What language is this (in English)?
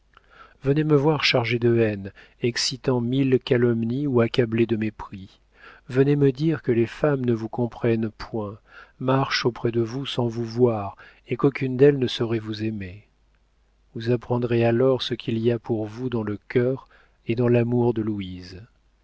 French